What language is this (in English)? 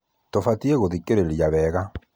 Kikuyu